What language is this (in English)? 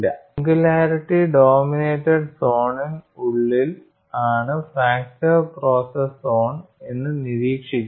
Malayalam